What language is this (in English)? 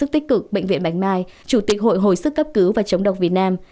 Vietnamese